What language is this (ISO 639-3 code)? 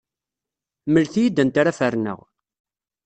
kab